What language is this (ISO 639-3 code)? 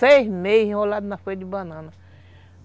por